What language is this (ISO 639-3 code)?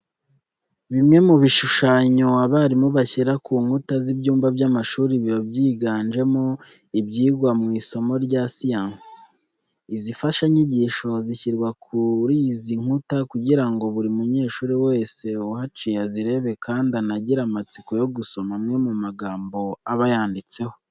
kin